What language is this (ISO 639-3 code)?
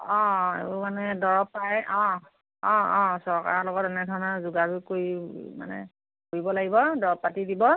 asm